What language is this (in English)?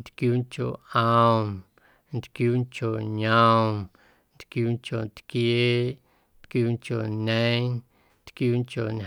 Guerrero Amuzgo